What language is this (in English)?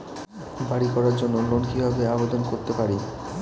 Bangla